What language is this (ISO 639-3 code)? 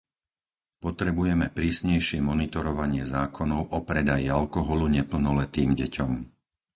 slk